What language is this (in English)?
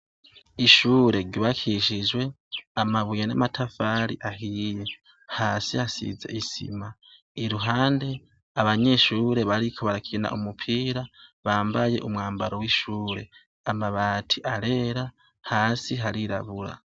Rundi